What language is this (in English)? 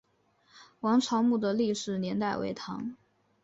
Chinese